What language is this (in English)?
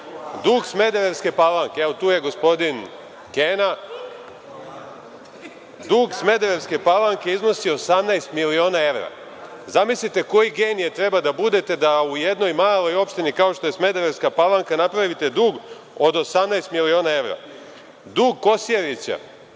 Serbian